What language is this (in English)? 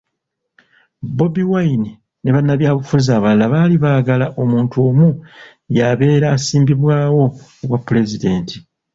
Ganda